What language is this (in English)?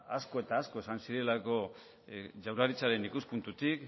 Basque